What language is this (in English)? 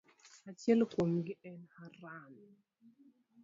Luo (Kenya and Tanzania)